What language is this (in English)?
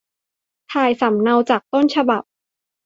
Thai